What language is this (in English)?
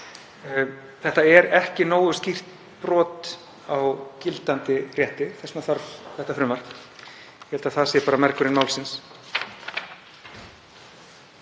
Icelandic